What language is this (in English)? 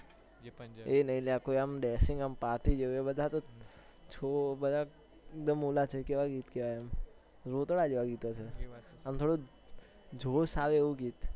Gujarati